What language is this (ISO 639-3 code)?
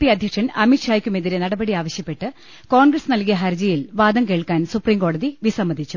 mal